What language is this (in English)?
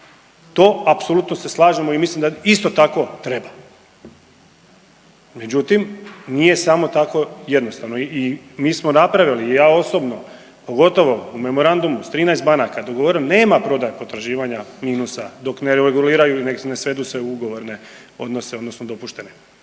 Croatian